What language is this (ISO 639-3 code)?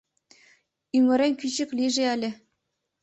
chm